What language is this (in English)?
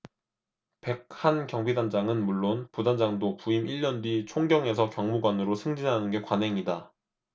Korean